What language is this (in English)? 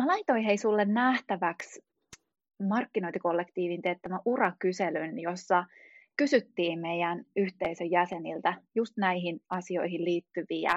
Finnish